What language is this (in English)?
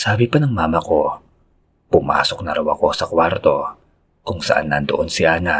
Filipino